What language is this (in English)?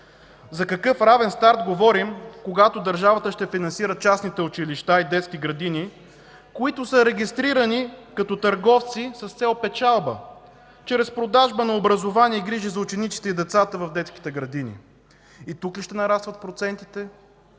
Bulgarian